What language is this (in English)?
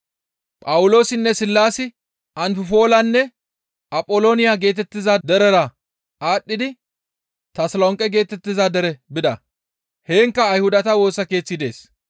Gamo